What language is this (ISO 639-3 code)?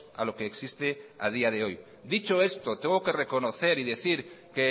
spa